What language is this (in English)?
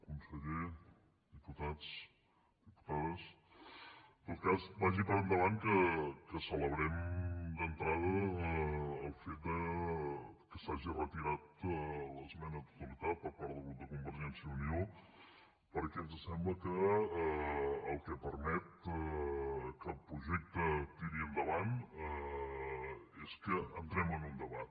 Catalan